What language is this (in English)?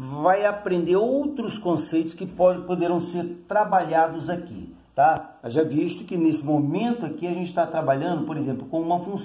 Portuguese